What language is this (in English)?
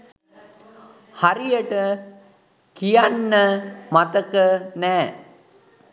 Sinhala